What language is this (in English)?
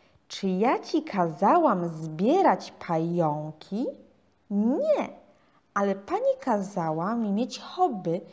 Polish